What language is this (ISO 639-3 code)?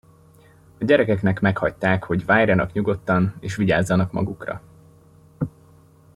hun